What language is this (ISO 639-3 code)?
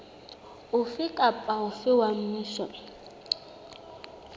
sot